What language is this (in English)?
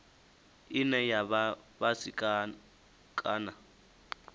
Venda